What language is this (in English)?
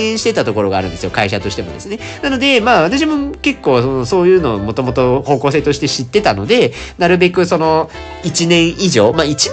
Japanese